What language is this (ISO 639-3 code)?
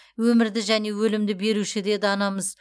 kaz